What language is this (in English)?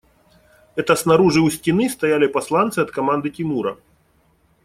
Russian